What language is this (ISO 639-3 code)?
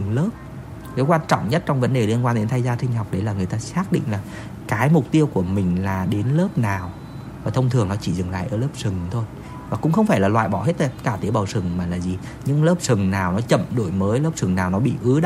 vie